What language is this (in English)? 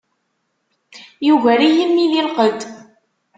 Kabyle